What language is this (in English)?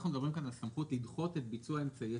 Hebrew